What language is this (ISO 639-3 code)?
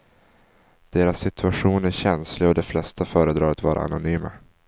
swe